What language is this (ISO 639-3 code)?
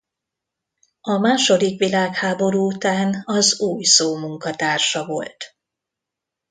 hun